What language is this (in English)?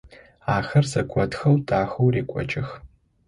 Adyghe